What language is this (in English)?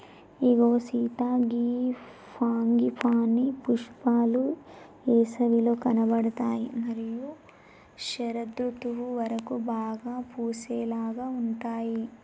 Telugu